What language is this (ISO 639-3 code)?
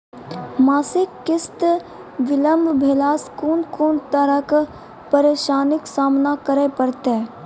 mai